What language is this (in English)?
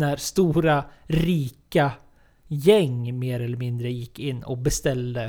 Swedish